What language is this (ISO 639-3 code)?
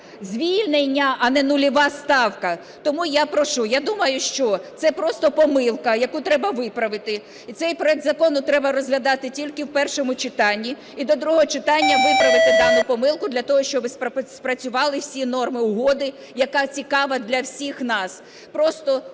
ukr